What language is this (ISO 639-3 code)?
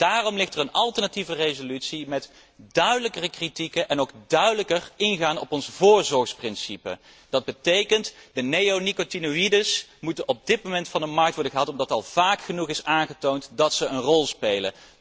nld